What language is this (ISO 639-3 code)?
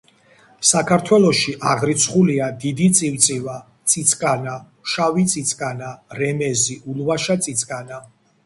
kat